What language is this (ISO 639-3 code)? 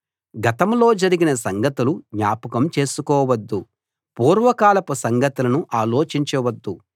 tel